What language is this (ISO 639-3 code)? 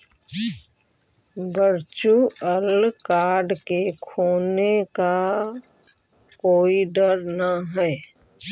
mag